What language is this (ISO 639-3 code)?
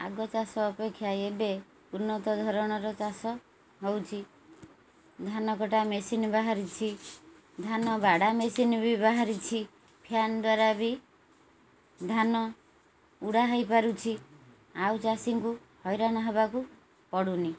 ori